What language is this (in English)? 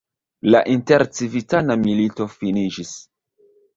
Esperanto